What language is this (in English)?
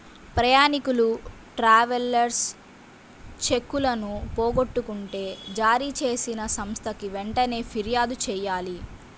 Telugu